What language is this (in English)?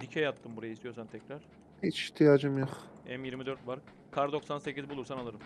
Turkish